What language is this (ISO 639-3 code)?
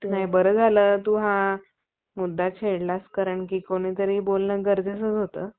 mar